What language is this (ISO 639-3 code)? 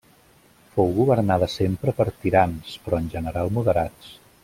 cat